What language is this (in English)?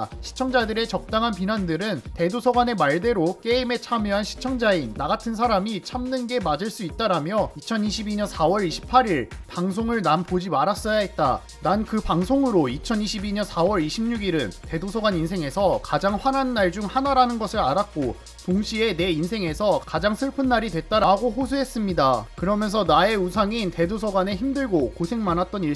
Korean